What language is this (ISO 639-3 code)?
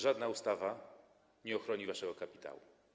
pol